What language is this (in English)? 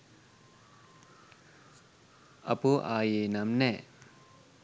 Sinhala